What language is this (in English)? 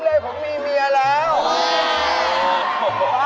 Thai